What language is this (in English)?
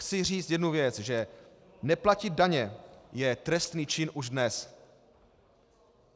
Czech